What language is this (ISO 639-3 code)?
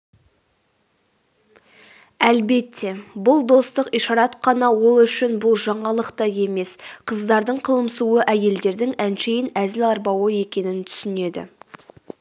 kaz